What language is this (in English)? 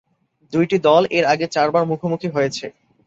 Bangla